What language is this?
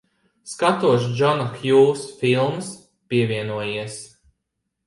Latvian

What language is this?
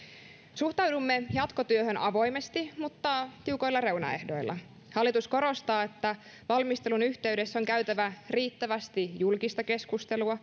Finnish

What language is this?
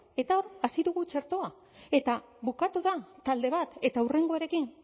Basque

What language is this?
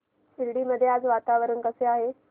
Marathi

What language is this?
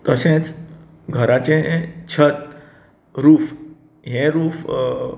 Konkani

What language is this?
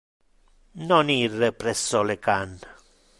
Interlingua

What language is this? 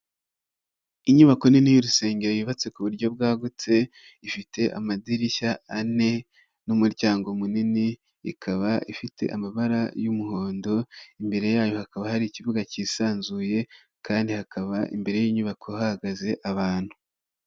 Kinyarwanda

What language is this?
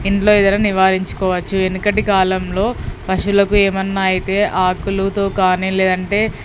Telugu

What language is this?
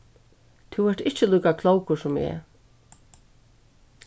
Faroese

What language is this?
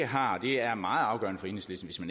Danish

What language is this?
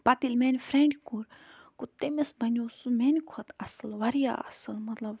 Kashmiri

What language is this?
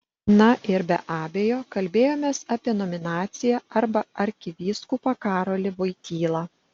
Lithuanian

